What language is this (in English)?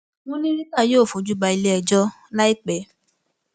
Yoruba